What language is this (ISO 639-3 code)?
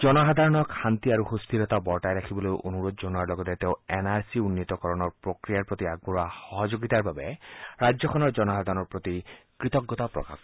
asm